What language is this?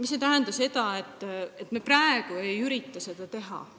Estonian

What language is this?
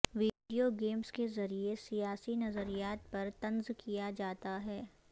Urdu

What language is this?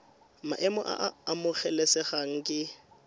Tswana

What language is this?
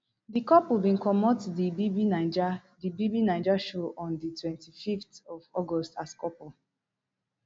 Nigerian Pidgin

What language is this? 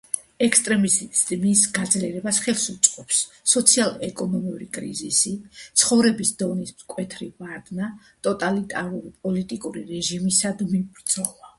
Georgian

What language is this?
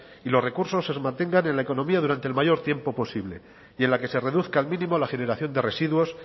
Spanish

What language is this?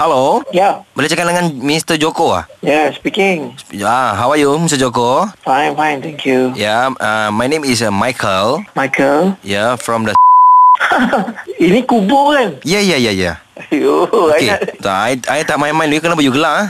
Malay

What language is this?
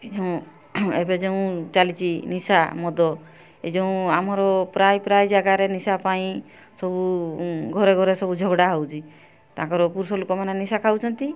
Odia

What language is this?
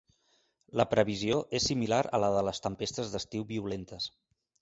Catalan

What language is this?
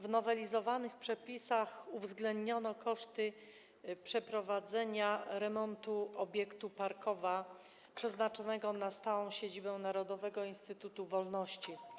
Polish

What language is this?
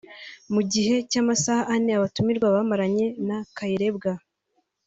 Kinyarwanda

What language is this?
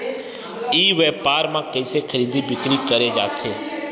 Chhattisgarhi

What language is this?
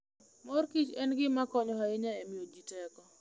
Luo (Kenya and Tanzania)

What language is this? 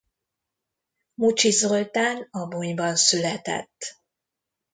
Hungarian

